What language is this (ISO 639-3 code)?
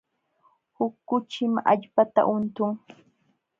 qxw